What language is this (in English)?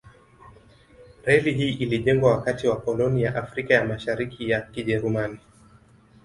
Swahili